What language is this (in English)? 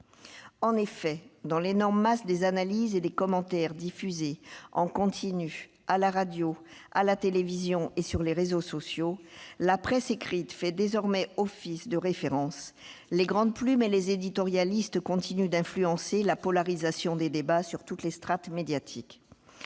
French